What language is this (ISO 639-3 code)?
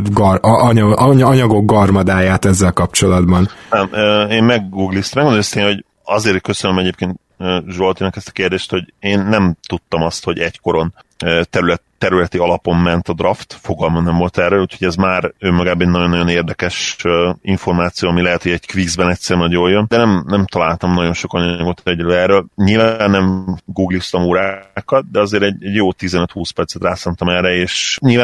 hun